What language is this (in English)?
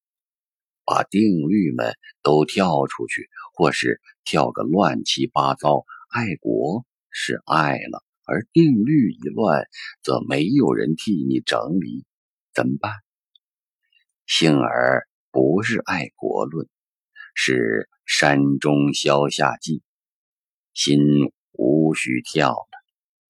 Chinese